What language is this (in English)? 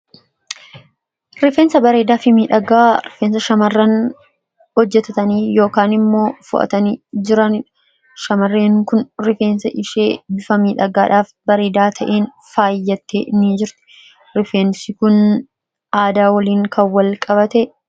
Oromo